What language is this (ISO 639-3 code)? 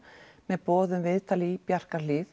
isl